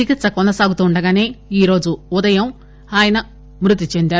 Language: Telugu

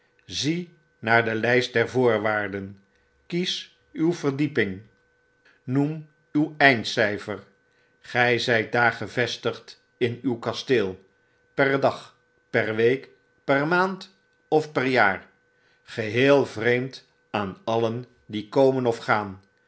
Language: Dutch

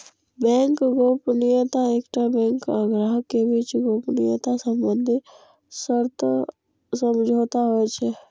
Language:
Maithili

